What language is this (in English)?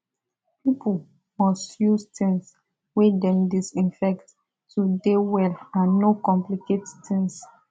Nigerian Pidgin